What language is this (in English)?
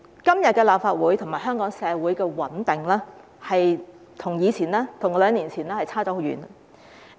Cantonese